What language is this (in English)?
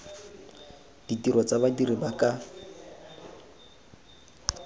Tswana